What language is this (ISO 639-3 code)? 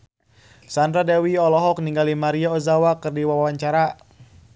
sun